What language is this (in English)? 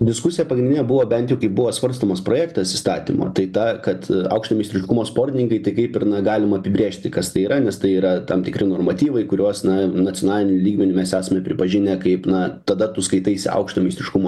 Lithuanian